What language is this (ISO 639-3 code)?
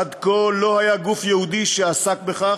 heb